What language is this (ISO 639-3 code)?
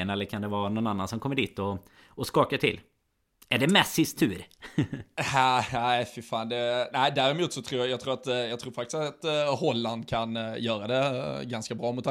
swe